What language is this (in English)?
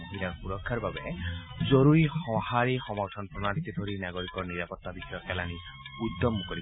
Assamese